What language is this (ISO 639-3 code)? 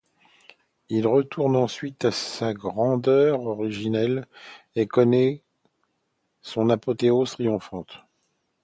fra